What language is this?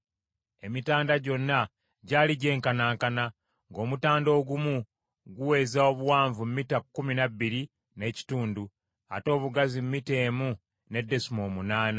Ganda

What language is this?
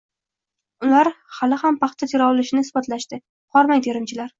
Uzbek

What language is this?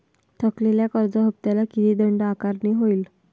Marathi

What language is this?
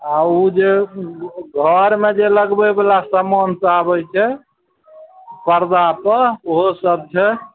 Maithili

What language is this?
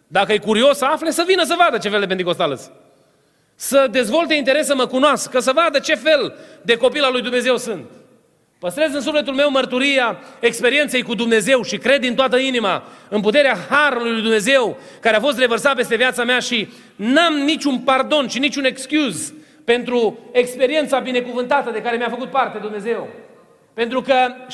Romanian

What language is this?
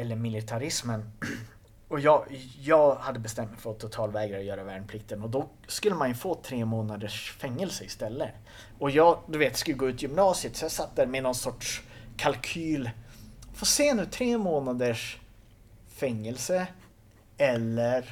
Swedish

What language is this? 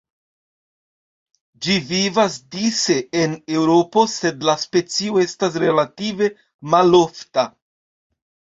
Esperanto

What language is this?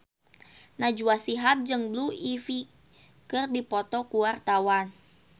Sundanese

